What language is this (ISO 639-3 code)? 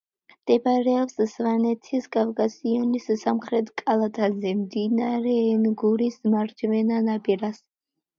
kat